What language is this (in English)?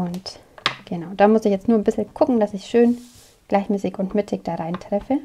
German